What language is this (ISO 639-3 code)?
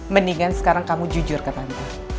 ind